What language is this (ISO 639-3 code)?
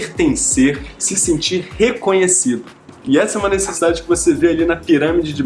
por